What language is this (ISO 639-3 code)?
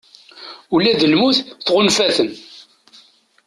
kab